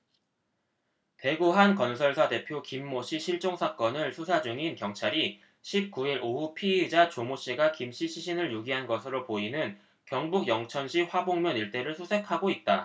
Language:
Korean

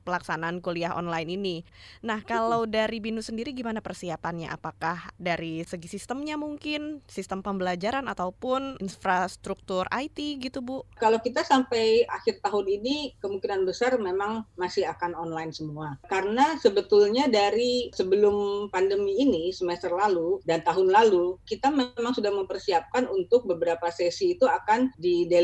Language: Indonesian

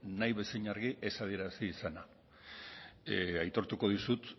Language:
Basque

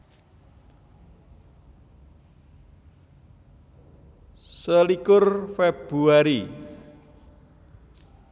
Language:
Javanese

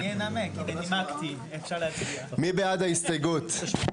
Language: Hebrew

